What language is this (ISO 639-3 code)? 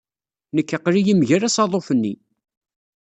kab